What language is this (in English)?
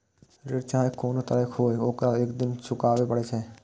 Maithili